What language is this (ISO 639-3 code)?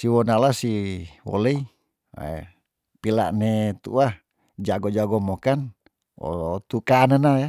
tdn